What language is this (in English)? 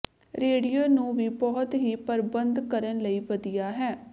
Punjabi